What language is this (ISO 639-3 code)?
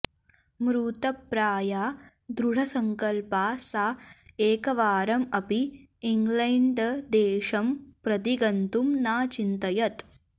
san